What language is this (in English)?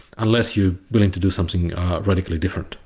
English